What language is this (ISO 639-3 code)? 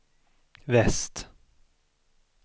swe